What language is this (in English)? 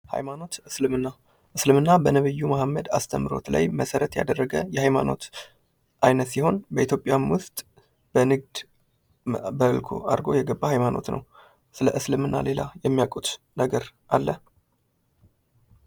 Amharic